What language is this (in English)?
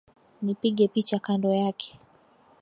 Swahili